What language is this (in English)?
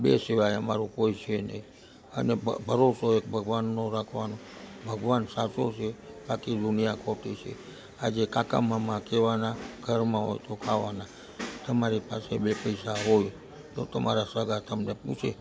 Gujarati